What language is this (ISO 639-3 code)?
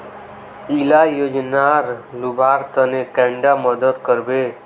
mag